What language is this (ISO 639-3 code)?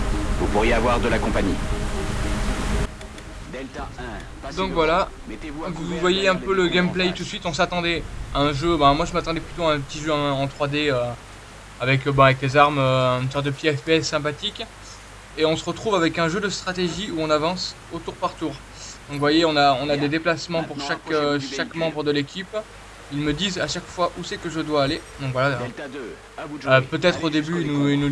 fra